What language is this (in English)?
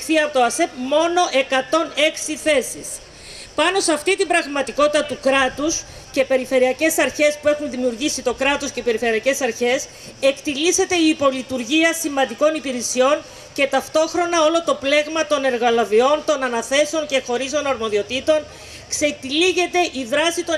Greek